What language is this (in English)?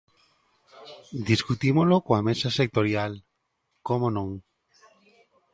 Galician